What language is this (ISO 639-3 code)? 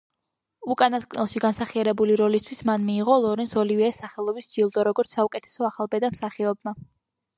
kat